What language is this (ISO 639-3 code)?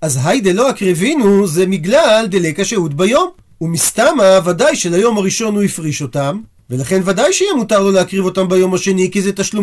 heb